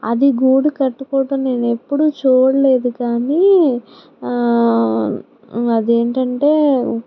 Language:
Telugu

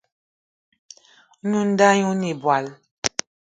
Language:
Eton (Cameroon)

